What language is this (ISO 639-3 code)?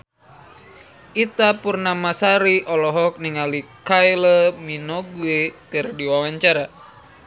sun